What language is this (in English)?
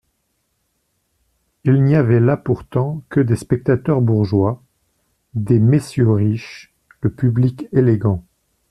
French